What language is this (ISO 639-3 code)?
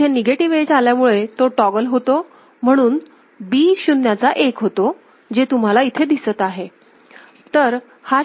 mar